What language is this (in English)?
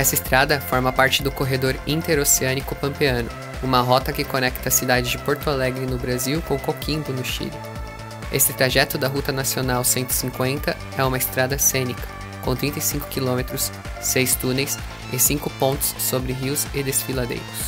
Portuguese